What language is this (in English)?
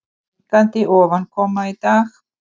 Icelandic